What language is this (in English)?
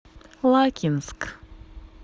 Russian